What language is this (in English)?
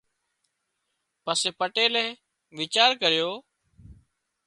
Wadiyara Koli